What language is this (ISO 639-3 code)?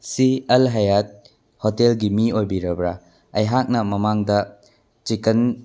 mni